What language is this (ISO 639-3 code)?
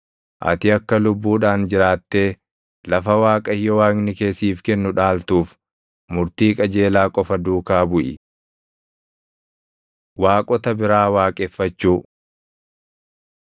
orm